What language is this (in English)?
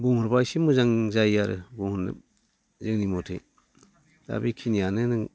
Bodo